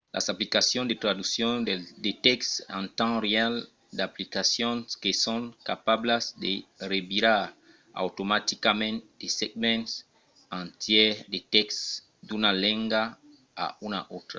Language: Occitan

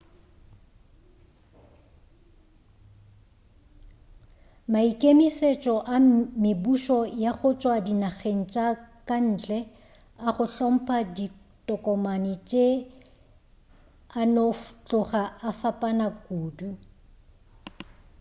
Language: Northern Sotho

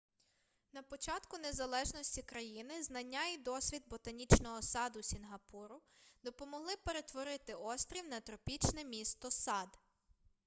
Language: Ukrainian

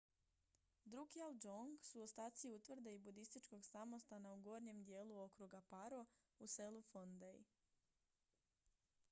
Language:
Croatian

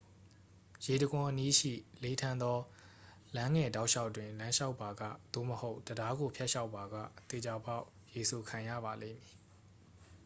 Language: Burmese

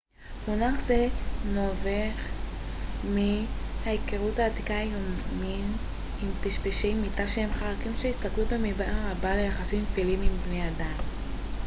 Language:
Hebrew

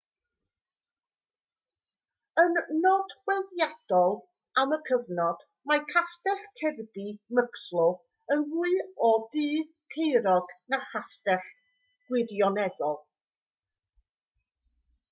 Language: Welsh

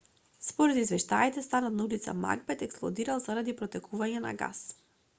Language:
Macedonian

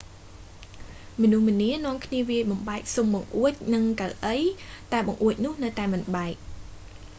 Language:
Khmer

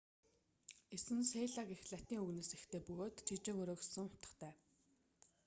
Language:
Mongolian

